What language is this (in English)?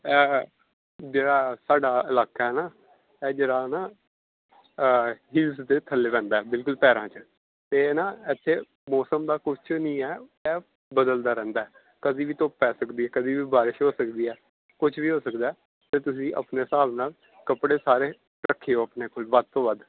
Punjabi